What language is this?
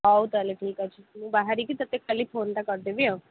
Odia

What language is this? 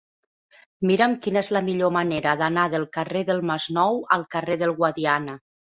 Catalan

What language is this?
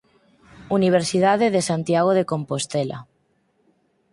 Galician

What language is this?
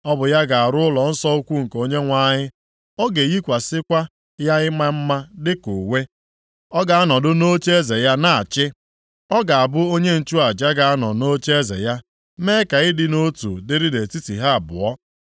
Igbo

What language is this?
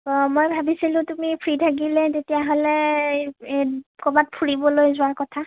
Assamese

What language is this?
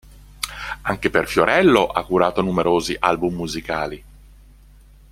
Italian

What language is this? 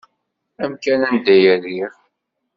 Kabyle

